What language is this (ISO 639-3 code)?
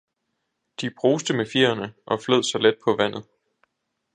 dan